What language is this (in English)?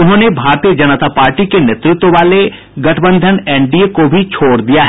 Hindi